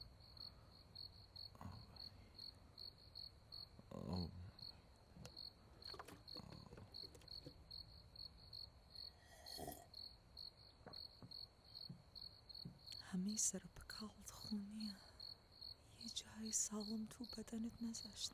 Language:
Persian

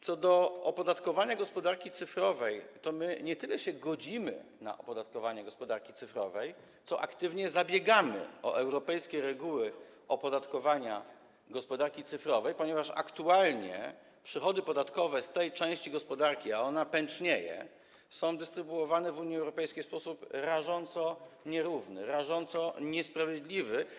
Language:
Polish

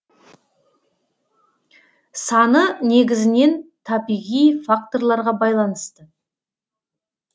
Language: Kazakh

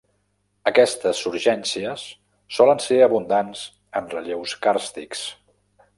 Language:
Catalan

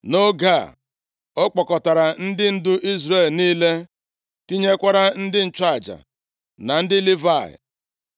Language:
Igbo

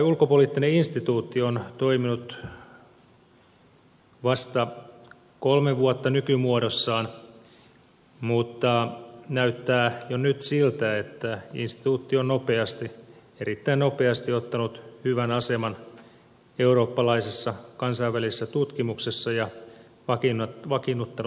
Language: Finnish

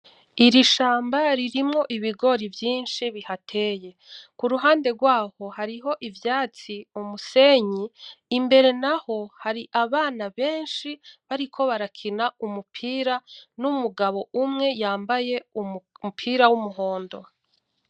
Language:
Rundi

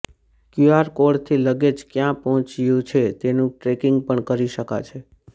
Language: Gujarati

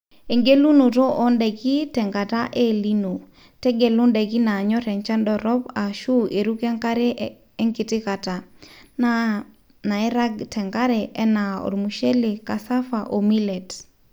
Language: Masai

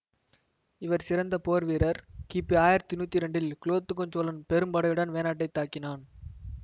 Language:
Tamil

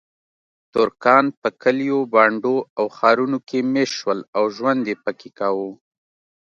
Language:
Pashto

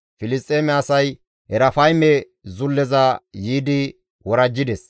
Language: Gamo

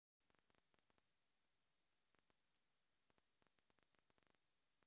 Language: Russian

